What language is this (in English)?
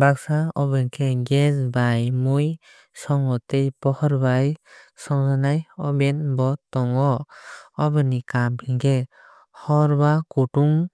Kok Borok